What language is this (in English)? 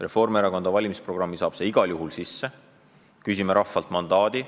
Estonian